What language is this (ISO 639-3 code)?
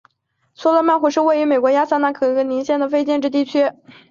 zho